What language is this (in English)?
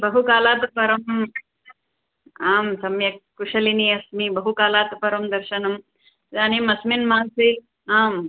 Sanskrit